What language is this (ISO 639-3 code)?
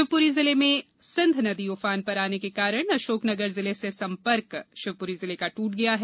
hin